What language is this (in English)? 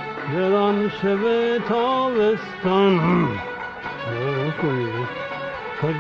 Persian